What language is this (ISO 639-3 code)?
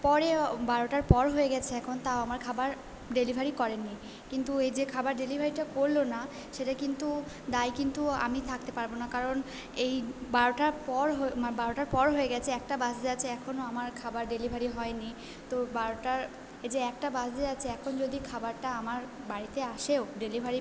ben